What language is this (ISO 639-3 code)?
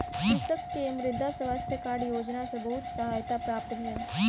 mai